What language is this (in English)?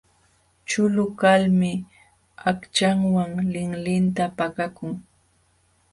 Jauja Wanca Quechua